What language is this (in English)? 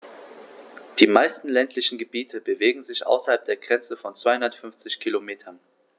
German